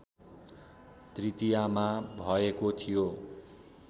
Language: Nepali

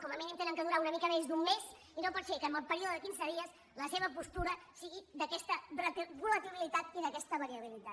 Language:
Catalan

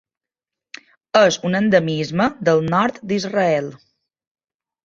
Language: Catalan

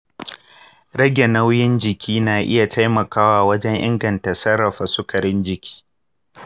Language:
Hausa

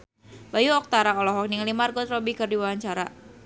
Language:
Sundanese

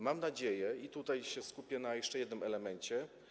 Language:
Polish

